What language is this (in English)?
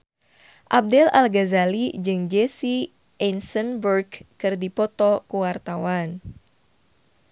Sundanese